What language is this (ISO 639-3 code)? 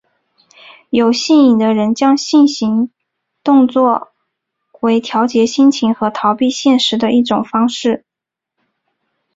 zho